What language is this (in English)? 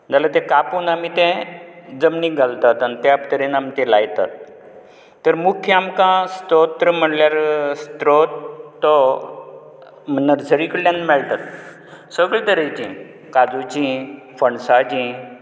Konkani